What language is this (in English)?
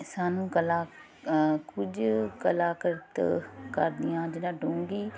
Punjabi